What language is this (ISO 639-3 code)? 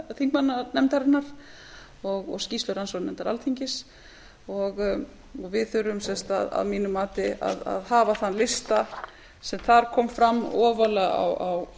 isl